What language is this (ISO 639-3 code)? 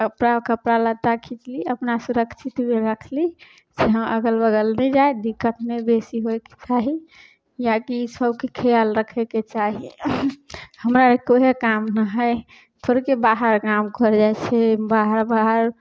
mai